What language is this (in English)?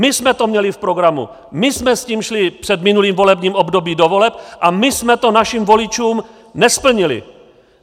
Czech